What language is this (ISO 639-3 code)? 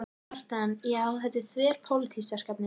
isl